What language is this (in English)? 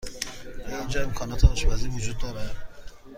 Persian